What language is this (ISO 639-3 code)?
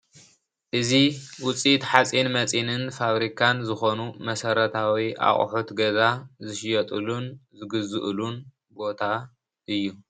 tir